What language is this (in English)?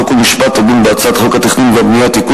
Hebrew